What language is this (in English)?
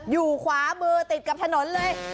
Thai